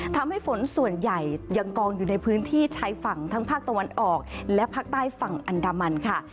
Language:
Thai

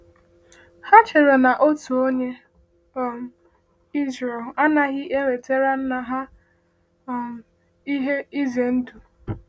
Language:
Igbo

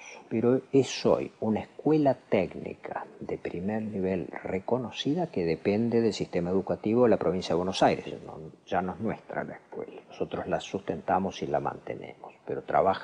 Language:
Spanish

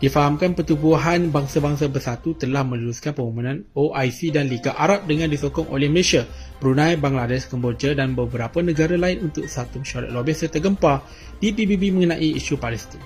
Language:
Malay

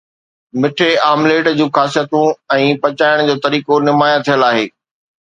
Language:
Sindhi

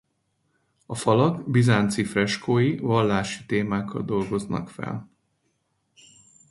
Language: Hungarian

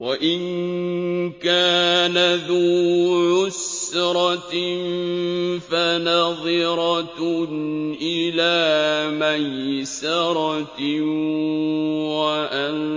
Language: Arabic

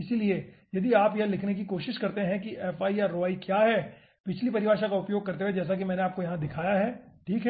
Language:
Hindi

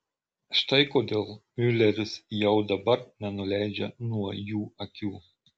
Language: Lithuanian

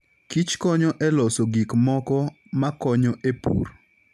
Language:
Luo (Kenya and Tanzania)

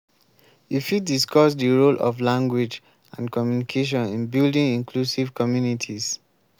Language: Nigerian Pidgin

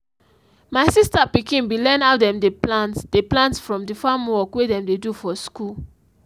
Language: Nigerian Pidgin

